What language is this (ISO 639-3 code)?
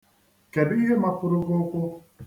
ibo